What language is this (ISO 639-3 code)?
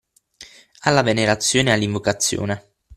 ita